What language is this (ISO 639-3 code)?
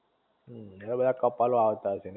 guj